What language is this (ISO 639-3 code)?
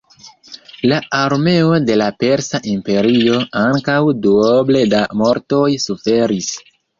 epo